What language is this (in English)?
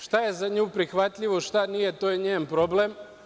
Serbian